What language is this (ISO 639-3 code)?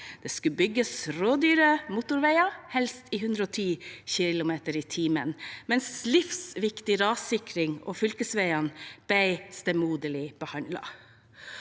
nor